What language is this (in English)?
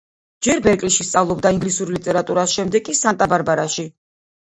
Georgian